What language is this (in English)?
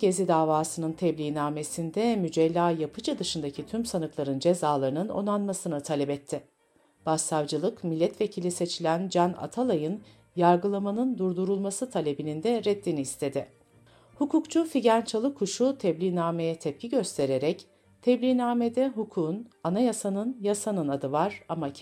Turkish